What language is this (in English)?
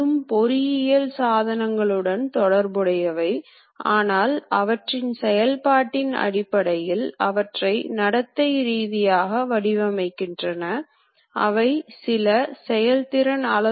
Tamil